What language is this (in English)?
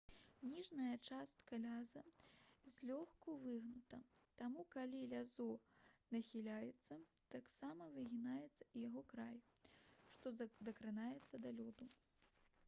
Belarusian